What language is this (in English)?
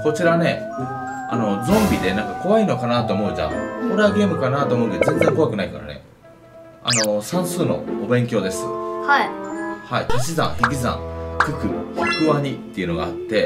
Japanese